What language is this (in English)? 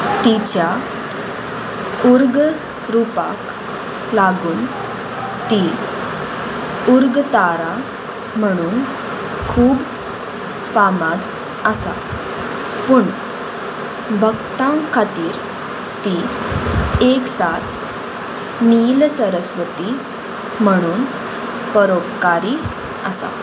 Konkani